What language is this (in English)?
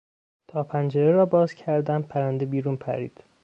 Persian